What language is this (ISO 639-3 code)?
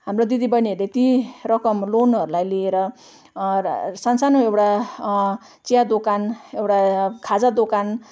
nep